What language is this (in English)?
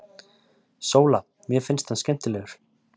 Icelandic